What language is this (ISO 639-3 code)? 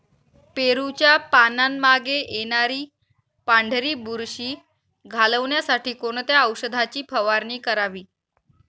mar